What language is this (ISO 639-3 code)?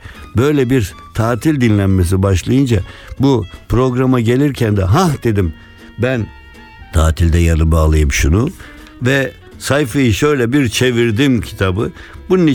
tur